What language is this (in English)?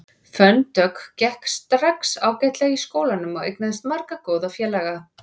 Icelandic